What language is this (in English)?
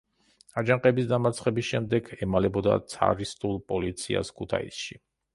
Georgian